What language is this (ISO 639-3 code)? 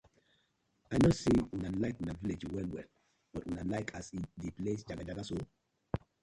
pcm